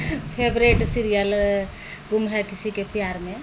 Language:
Maithili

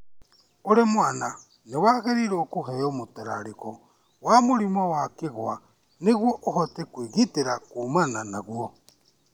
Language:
Kikuyu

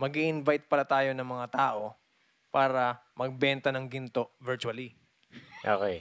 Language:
Filipino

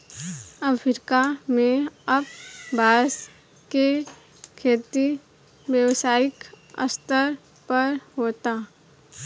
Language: Bhojpuri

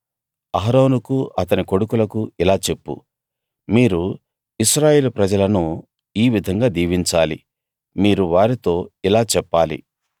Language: Telugu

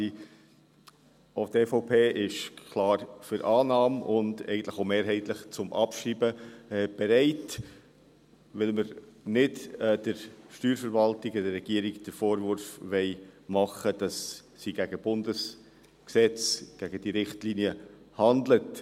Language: Swiss German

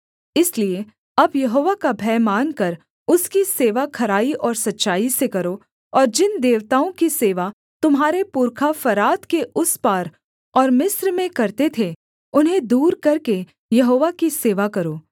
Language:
Hindi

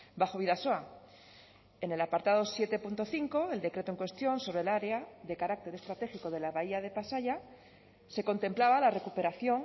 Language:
Spanish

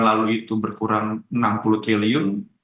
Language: Indonesian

